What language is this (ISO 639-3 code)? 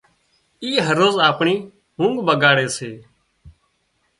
kxp